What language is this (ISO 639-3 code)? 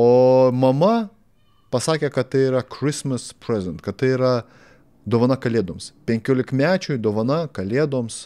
lit